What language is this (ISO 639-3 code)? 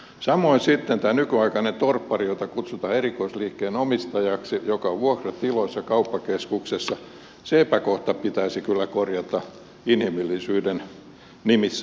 fin